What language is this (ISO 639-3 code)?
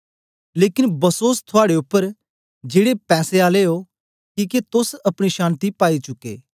doi